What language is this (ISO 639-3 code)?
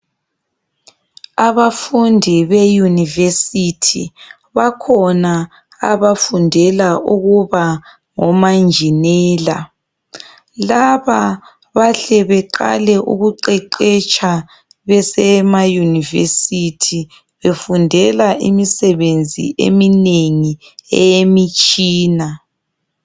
nde